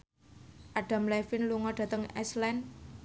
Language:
Javanese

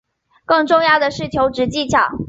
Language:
Chinese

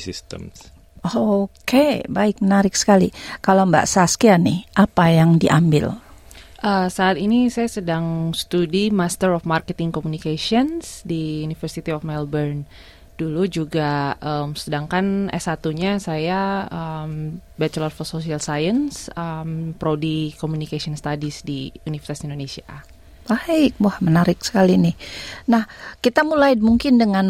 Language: Indonesian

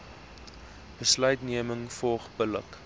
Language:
Afrikaans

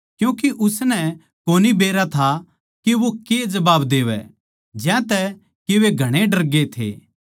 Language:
Haryanvi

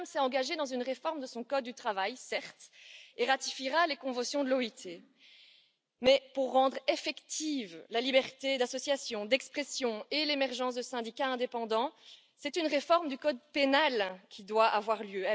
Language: French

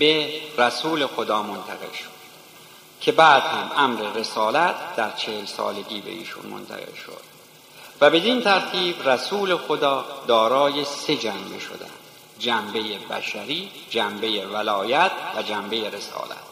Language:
Persian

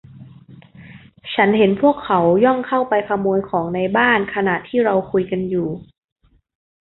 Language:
Thai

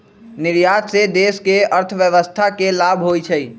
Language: Magahi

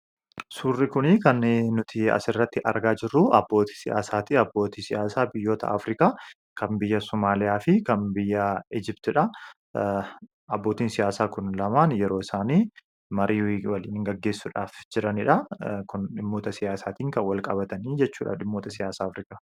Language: Oromo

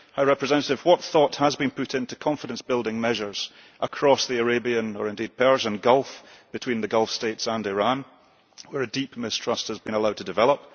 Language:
English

